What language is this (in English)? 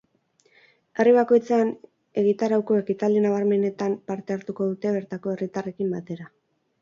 Basque